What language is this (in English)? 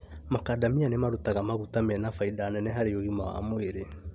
Kikuyu